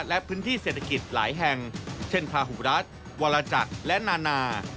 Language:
Thai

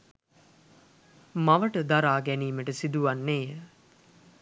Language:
Sinhala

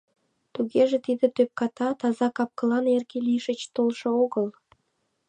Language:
Mari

